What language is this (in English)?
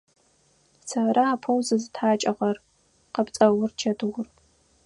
Adyghe